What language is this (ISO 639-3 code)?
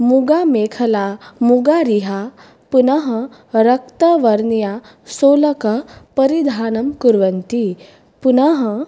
san